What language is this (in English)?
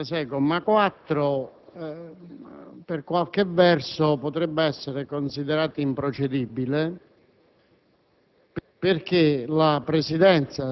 Italian